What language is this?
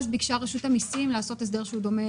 Hebrew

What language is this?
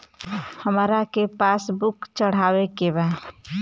Bhojpuri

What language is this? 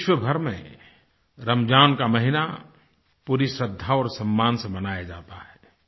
Hindi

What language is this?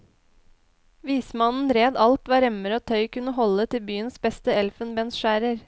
Norwegian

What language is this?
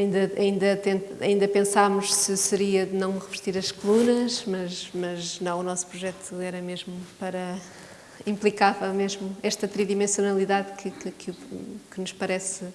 Portuguese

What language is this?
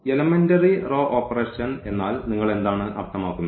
Malayalam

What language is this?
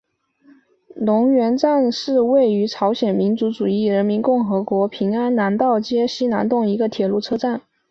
Chinese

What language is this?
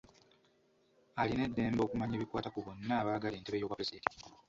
Ganda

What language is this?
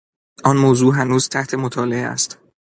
Persian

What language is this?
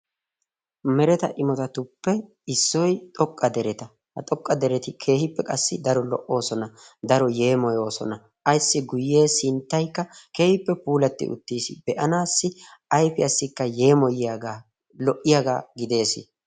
Wolaytta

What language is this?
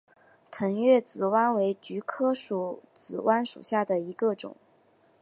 Chinese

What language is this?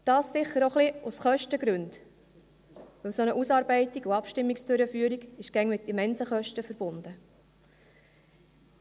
Swiss German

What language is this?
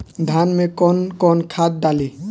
Bhojpuri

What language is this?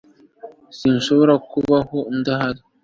Kinyarwanda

